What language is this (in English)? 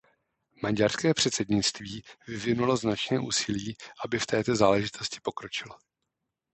Czech